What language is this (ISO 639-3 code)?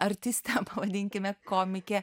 lit